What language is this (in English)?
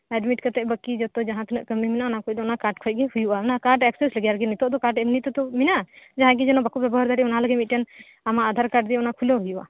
Santali